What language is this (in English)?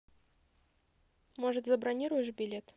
Russian